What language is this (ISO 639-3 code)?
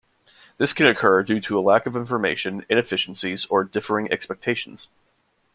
eng